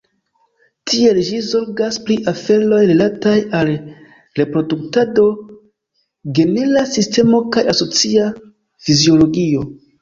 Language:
Esperanto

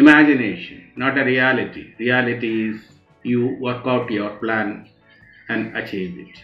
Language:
English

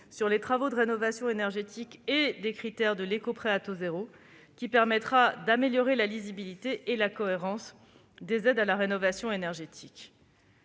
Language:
French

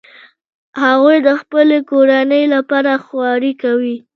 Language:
Pashto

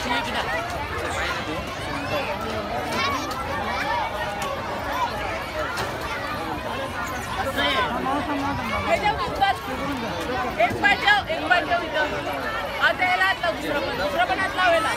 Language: Spanish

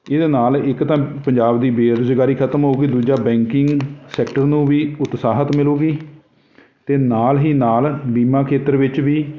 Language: Punjabi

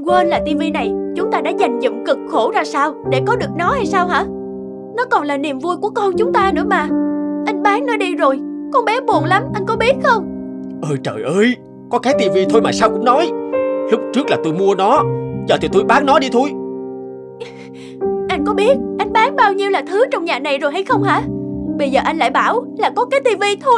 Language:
Vietnamese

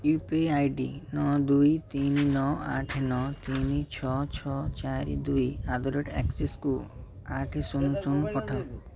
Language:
Odia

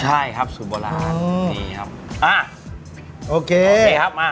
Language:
Thai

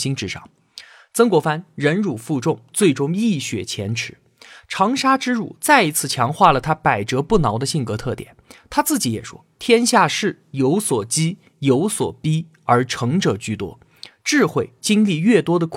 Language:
Chinese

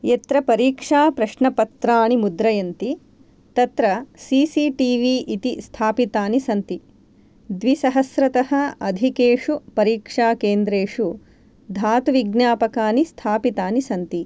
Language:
Sanskrit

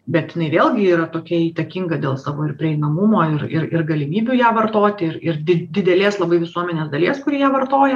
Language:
Lithuanian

